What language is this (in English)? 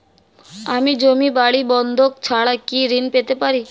Bangla